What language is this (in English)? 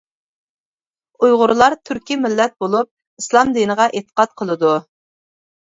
Uyghur